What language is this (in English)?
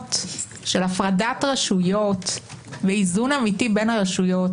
Hebrew